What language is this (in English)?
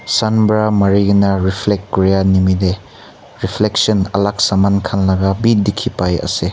Naga Pidgin